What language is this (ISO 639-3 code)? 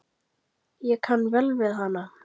isl